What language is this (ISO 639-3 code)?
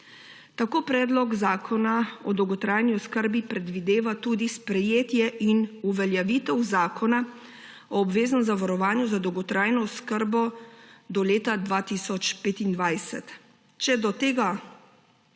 slv